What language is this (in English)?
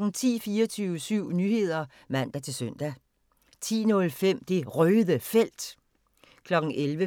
Danish